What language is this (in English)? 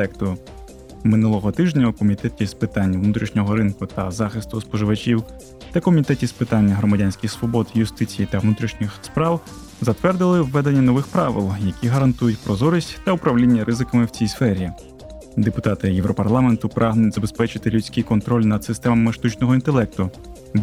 Ukrainian